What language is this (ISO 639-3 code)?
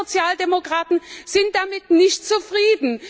deu